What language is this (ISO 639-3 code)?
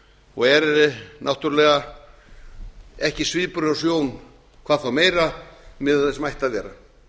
isl